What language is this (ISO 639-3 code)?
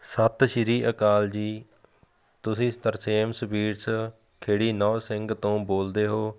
pan